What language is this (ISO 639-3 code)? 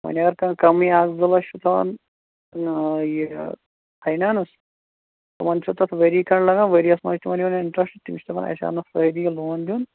kas